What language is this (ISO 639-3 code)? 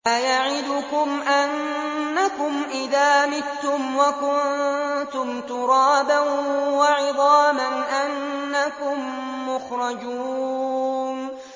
ara